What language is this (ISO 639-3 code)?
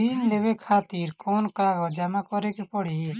bho